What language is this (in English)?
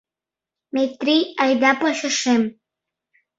Mari